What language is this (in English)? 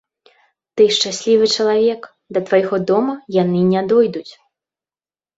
Belarusian